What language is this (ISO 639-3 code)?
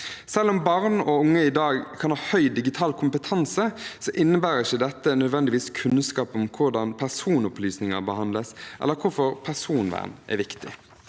nor